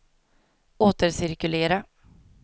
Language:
Swedish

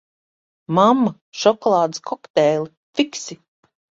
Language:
Latvian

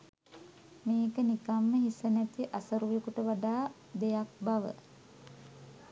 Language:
Sinhala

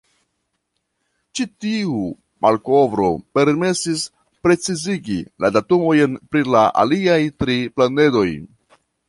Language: Esperanto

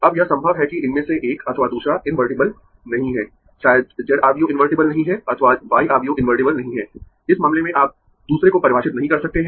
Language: Hindi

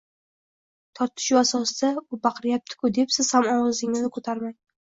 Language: Uzbek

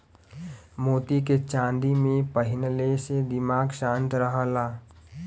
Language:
Bhojpuri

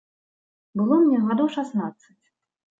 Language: Belarusian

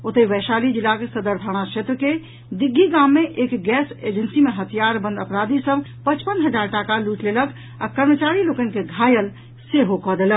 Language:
Maithili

